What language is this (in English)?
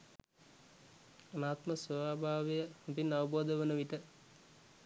Sinhala